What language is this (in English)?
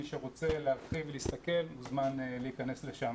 Hebrew